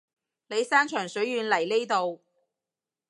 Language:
Cantonese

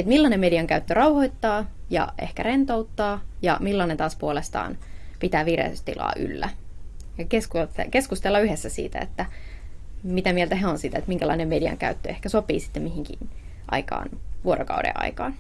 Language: Finnish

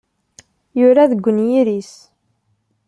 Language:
Kabyle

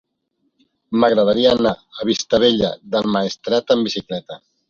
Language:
Catalan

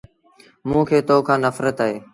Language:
Sindhi Bhil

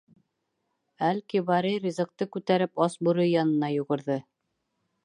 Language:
Bashkir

